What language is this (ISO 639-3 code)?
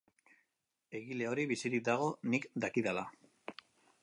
eus